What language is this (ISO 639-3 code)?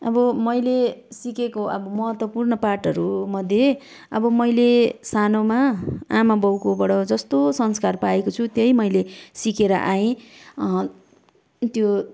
nep